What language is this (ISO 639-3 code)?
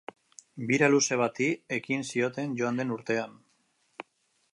eus